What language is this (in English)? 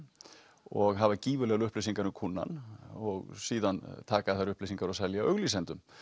Icelandic